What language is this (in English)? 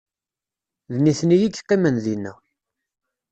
Kabyle